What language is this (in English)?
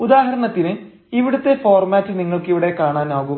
Malayalam